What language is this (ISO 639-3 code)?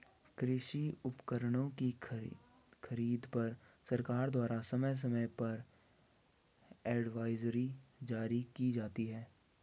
hin